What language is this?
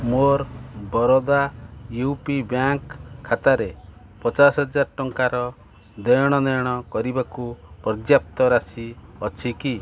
Odia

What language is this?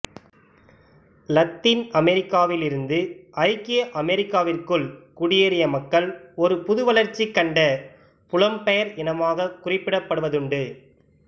Tamil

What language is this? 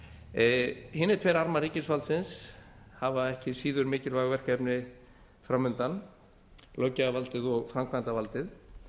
Icelandic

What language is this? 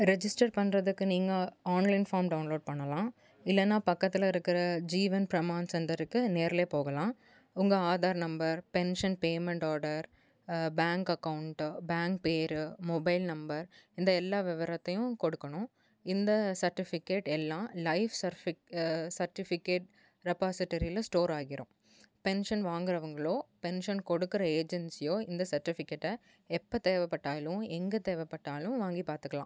Tamil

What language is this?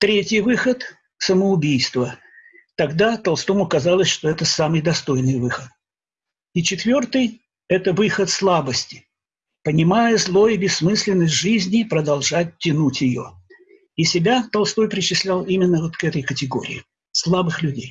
Russian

